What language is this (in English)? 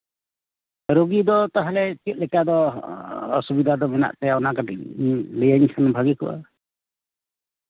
Santali